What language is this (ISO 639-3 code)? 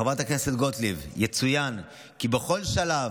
heb